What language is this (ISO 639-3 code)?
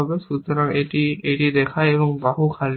ben